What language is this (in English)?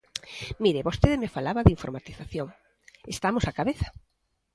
Galician